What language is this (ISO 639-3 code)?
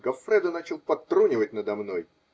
rus